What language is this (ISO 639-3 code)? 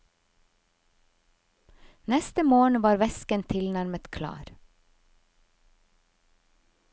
nor